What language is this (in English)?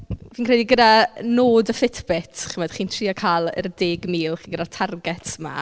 Welsh